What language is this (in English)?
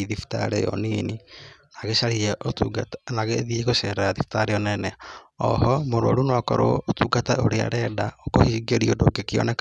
Kikuyu